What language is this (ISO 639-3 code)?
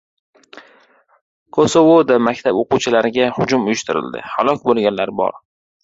uzb